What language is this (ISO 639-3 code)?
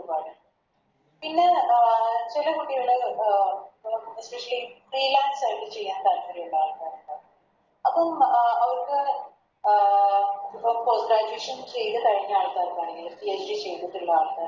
mal